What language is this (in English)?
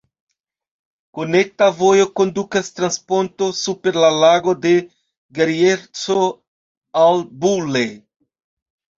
Esperanto